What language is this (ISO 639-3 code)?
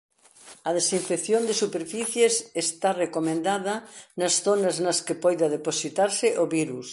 glg